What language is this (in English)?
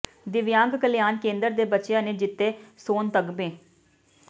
Punjabi